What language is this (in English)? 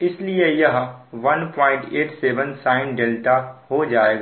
Hindi